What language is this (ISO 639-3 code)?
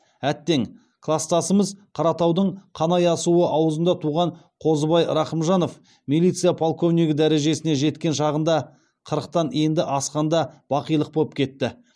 kaz